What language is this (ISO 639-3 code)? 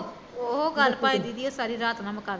pan